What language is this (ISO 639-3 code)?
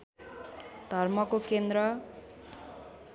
nep